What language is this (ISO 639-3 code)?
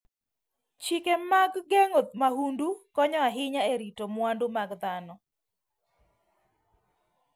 luo